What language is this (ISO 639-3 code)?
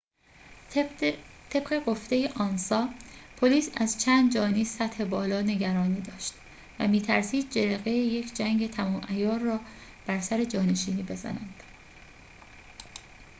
fas